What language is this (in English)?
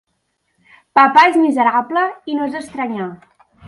Catalan